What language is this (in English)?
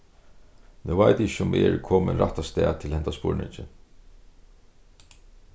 Faroese